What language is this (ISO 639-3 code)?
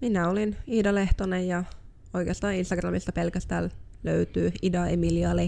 fin